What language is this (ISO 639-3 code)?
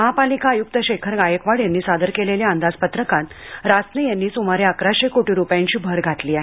mar